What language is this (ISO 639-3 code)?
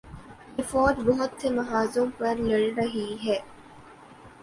urd